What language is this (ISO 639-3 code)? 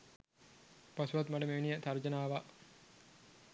sin